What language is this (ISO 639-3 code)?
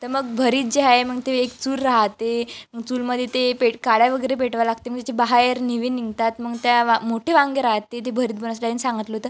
mar